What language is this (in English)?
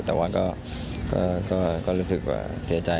Thai